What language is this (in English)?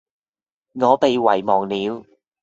Cantonese